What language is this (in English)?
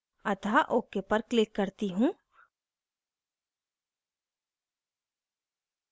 Hindi